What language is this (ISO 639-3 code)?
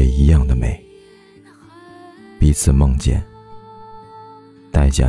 zho